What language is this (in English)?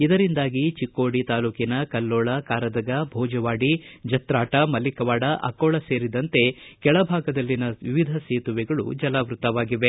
Kannada